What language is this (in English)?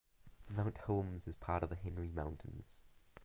English